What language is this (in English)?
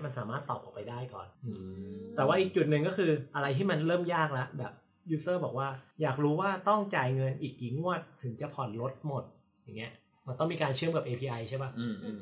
Thai